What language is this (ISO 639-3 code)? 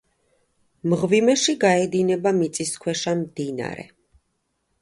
kat